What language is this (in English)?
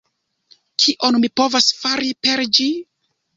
Esperanto